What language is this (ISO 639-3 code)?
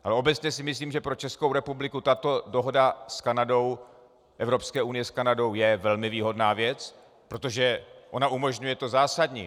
ces